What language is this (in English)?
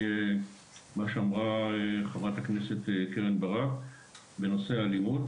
Hebrew